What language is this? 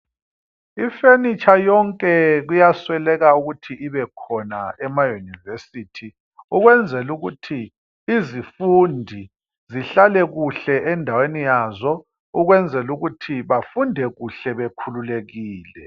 North Ndebele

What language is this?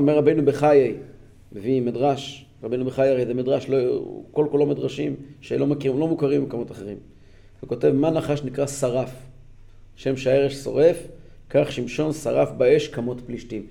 Hebrew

